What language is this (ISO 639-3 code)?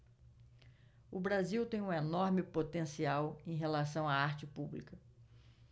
por